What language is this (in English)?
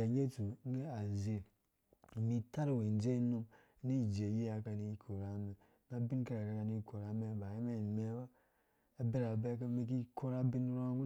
Dũya